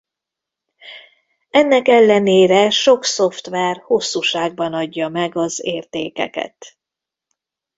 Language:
Hungarian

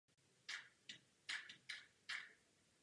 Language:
Czech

